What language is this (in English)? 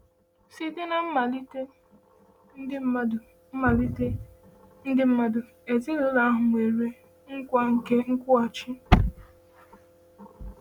Igbo